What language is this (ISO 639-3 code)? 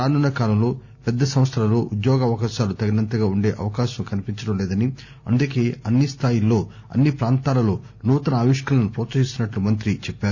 tel